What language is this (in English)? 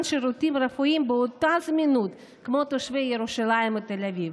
Hebrew